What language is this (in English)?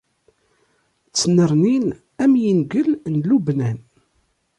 Kabyle